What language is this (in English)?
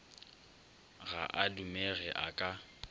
Northern Sotho